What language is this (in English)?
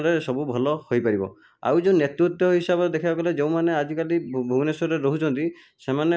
Odia